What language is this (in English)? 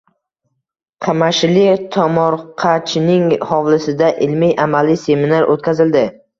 Uzbek